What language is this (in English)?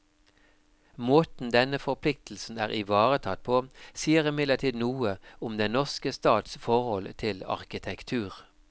Norwegian